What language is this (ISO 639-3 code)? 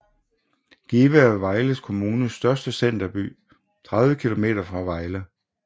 dan